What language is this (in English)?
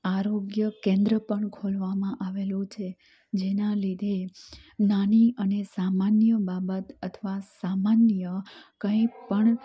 Gujarati